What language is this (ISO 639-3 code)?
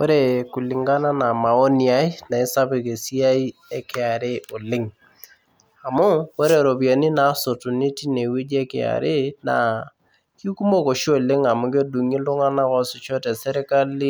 mas